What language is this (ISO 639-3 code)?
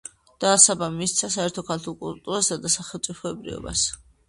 kat